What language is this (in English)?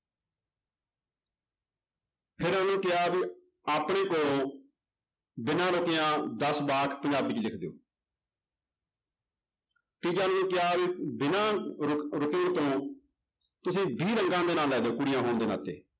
Punjabi